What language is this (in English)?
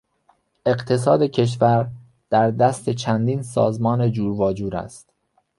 Persian